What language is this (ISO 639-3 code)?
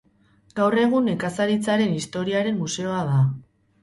eus